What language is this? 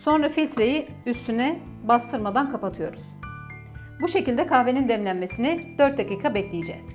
Turkish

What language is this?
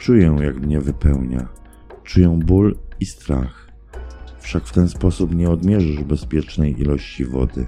Polish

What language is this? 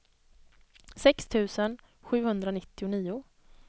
Swedish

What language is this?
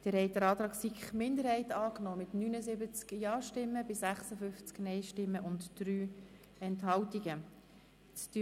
Swiss German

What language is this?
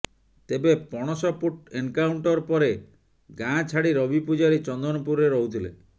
Odia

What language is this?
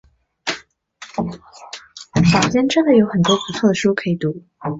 Chinese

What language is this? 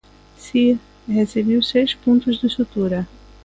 Galician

